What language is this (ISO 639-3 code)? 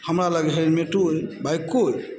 mai